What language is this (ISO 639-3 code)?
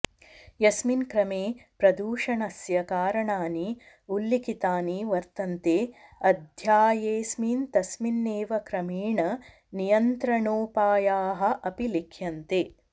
san